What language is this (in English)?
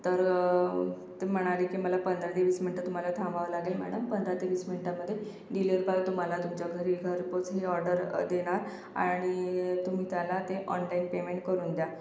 Marathi